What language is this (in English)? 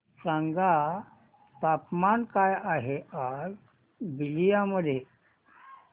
Marathi